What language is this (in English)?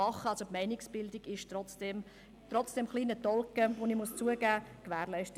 Swiss German